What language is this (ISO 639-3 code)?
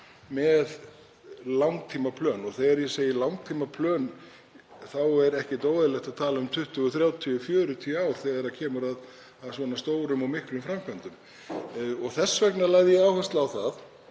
isl